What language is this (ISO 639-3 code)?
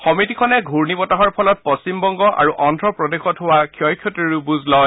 asm